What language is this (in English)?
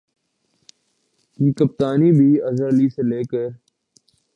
Urdu